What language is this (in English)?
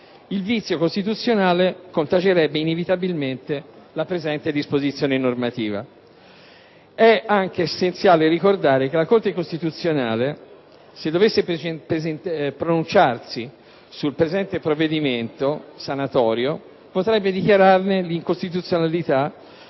Italian